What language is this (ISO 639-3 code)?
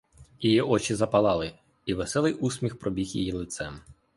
ukr